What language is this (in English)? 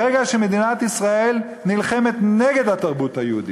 Hebrew